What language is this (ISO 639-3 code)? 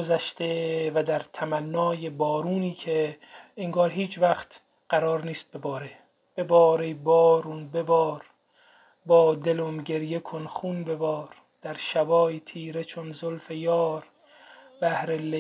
fas